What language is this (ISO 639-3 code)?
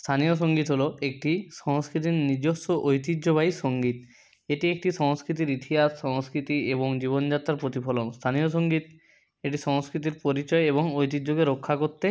ben